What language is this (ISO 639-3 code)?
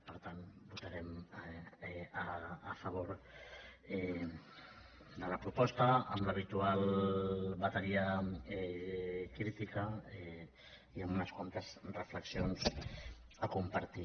cat